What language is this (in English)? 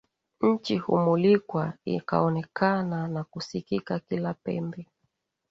Swahili